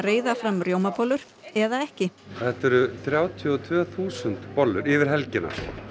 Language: Icelandic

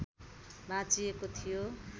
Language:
Nepali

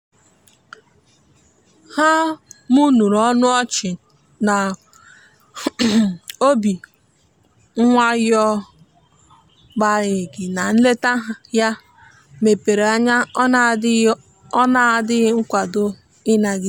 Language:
Igbo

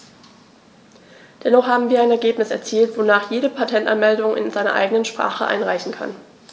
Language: German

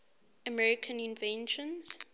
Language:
English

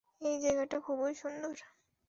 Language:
Bangla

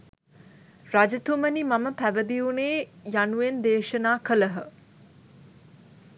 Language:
Sinhala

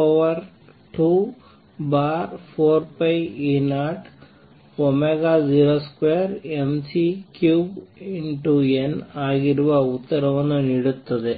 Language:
Kannada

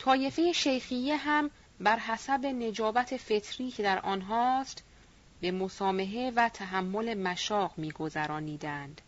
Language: Persian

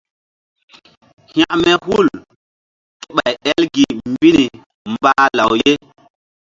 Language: Mbum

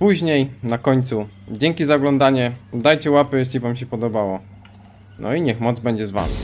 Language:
Polish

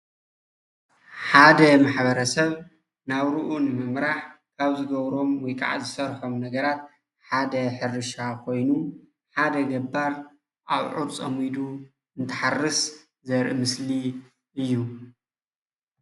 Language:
Tigrinya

